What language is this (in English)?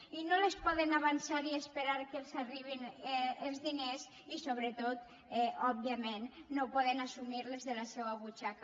Catalan